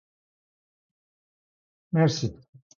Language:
Persian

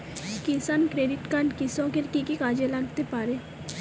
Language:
Bangla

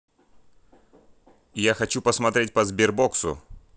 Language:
Russian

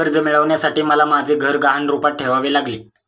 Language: Marathi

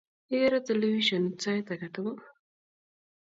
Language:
Kalenjin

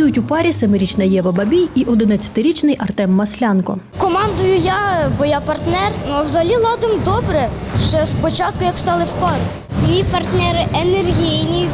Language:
Ukrainian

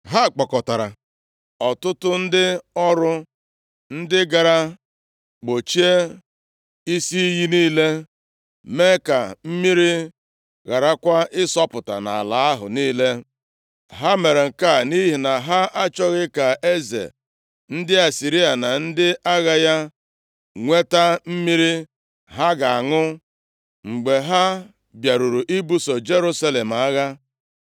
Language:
Igbo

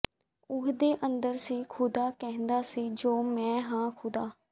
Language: Punjabi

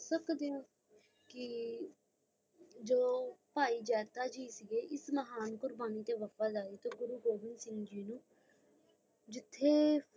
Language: Punjabi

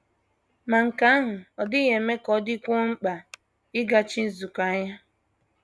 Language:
Igbo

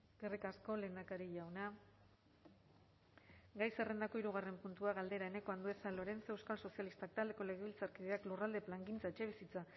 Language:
Basque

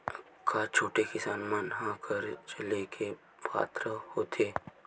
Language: Chhattisgarhi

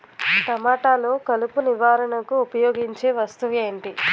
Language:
Telugu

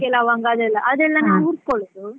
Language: Kannada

